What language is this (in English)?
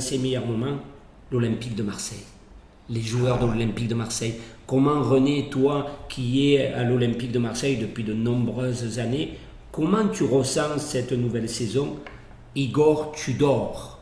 French